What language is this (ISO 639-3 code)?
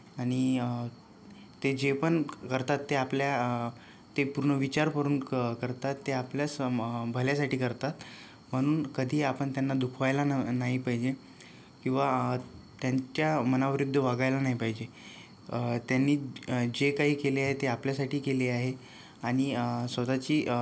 mar